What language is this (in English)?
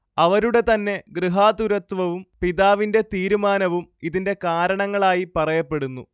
Malayalam